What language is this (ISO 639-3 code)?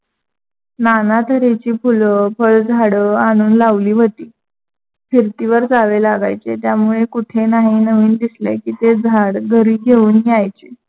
mar